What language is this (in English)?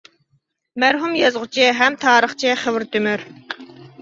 Uyghur